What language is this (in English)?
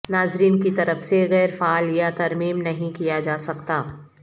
Urdu